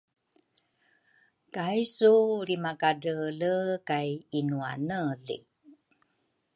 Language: Rukai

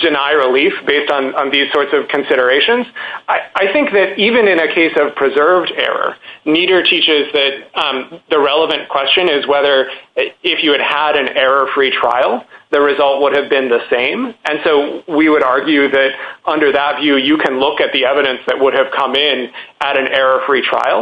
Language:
English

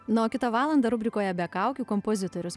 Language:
Lithuanian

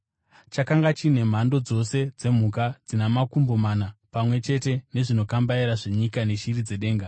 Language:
Shona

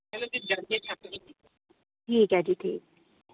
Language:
Dogri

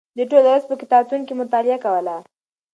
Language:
Pashto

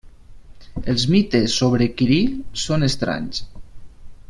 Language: Catalan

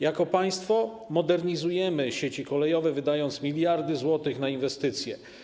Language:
Polish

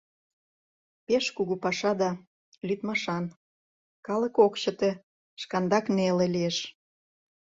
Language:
Mari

